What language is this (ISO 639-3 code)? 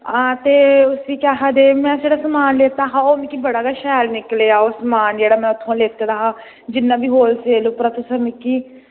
doi